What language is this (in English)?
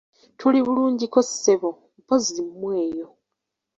Ganda